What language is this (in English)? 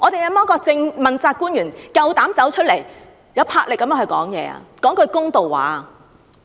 Cantonese